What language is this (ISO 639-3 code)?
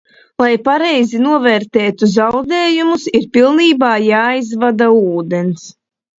lav